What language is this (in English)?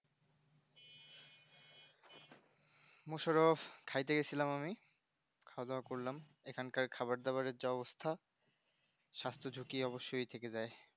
Bangla